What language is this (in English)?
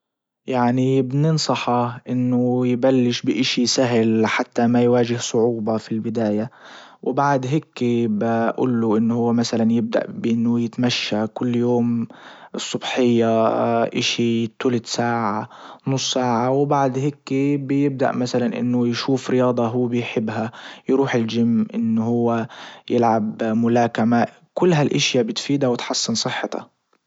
Libyan Arabic